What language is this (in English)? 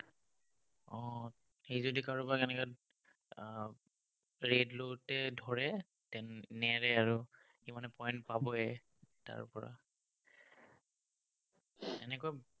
Assamese